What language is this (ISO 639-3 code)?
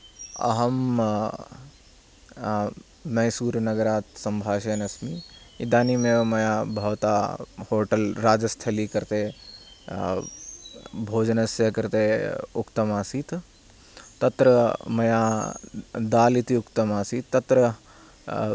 san